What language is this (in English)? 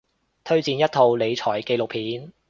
Cantonese